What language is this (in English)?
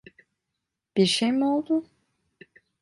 Turkish